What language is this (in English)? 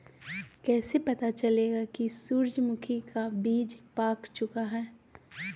Magahi